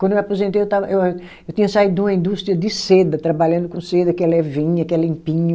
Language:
Portuguese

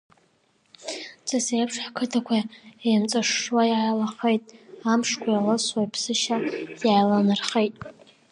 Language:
Abkhazian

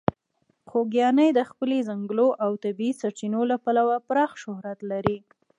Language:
Pashto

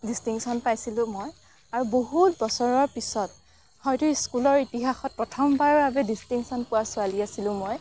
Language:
Assamese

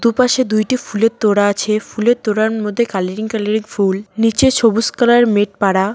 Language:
Bangla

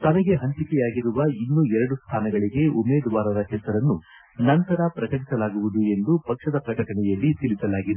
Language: Kannada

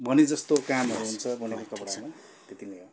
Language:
Nepali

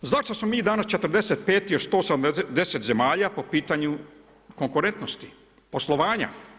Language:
Croatian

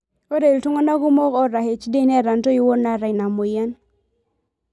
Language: Masai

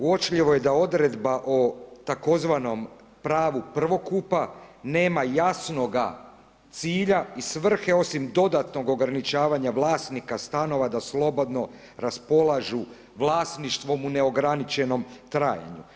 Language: Croatian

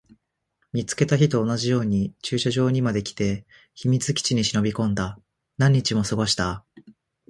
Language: Japanese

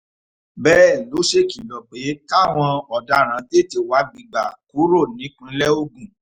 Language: Yoruba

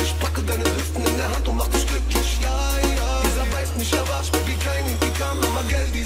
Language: Turkish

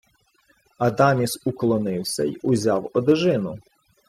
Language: Ukrainian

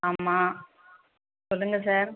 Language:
Tamil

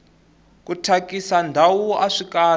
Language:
Tsonga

